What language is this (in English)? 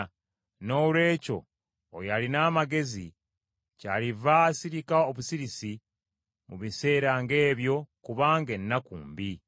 Ganda